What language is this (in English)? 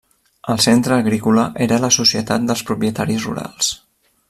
Catalan